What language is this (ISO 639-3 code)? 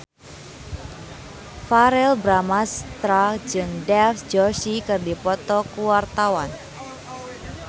sun